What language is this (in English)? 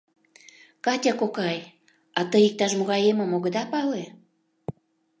Mari